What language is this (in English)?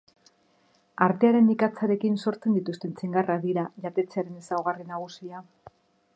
Basque